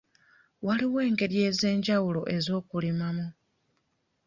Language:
Ganda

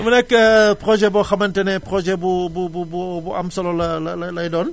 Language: Wolof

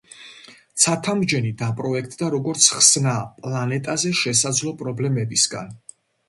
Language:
Georgian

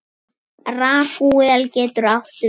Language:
Icelandic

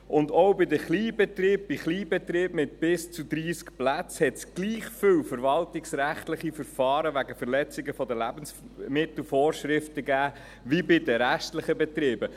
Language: Swiss German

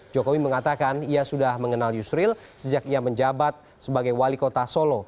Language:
Indonesian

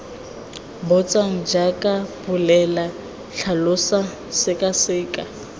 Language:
Tswana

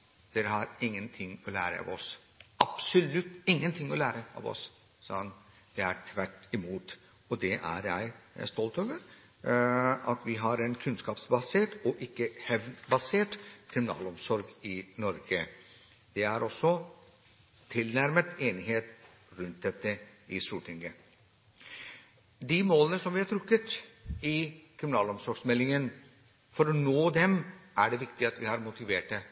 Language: Norwegian Bokmål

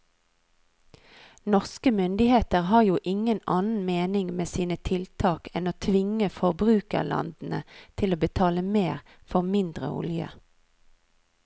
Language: Norwegian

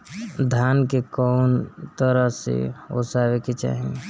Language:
Bhojpuri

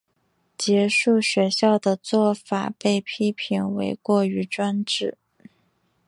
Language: Chinese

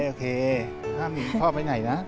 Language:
Thai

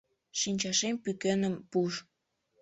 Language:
Mari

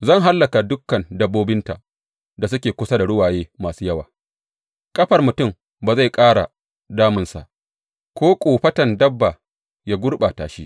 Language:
Hausa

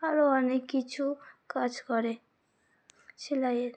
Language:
Bangla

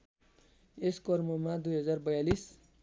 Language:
Nepali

